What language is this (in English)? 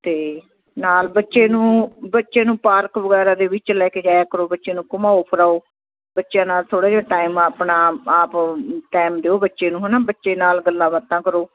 Punjabi